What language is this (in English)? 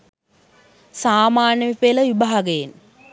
Sinhala